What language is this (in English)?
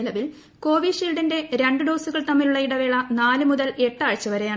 Malayalam